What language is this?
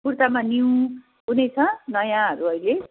Nepali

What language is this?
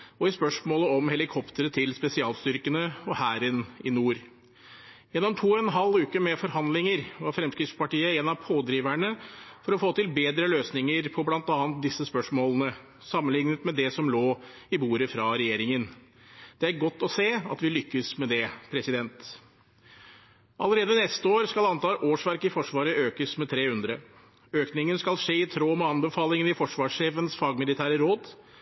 Norwegian Bokmål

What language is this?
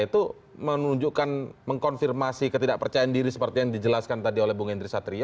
Indonesian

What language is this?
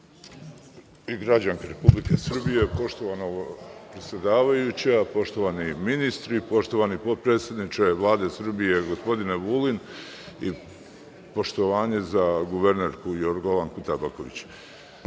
Serbian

